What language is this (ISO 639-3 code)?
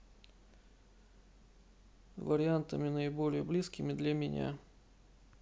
rus